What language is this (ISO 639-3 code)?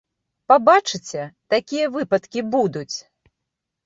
bel